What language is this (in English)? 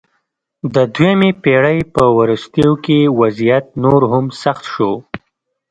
Pashto